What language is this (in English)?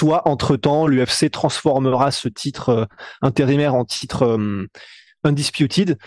French